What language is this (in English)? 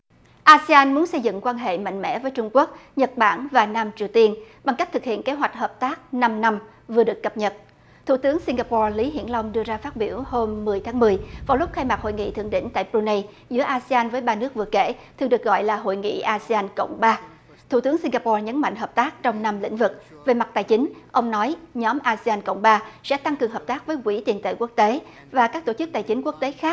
Vietnamese